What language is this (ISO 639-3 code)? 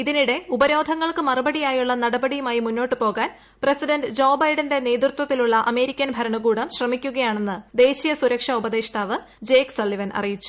mal